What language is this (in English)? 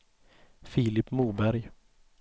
Swedish